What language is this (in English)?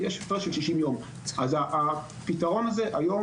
Hebrew